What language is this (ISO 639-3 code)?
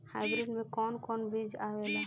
bho